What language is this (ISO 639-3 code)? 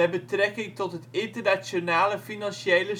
nld